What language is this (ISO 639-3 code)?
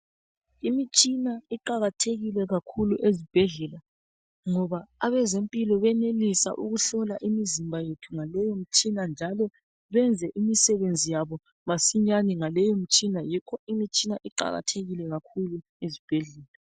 nde